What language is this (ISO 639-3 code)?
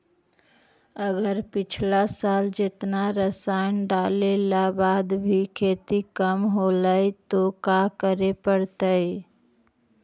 mag